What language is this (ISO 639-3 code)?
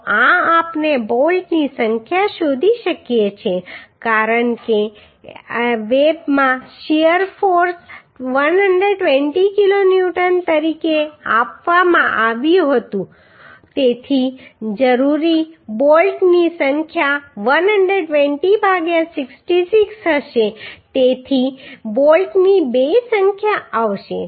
guj